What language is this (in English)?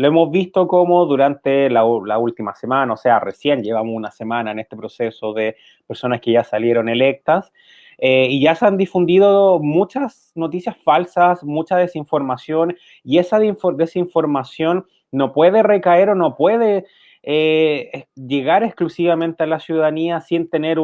Spanish